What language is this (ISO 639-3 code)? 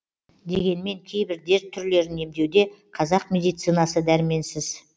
kaz